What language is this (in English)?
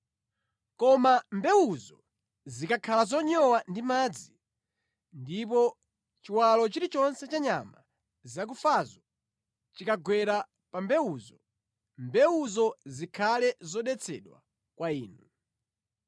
Nyanja